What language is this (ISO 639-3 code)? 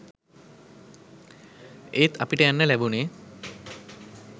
sin